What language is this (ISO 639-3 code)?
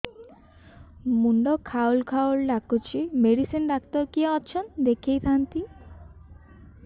ori